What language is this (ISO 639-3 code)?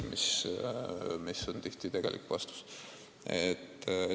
est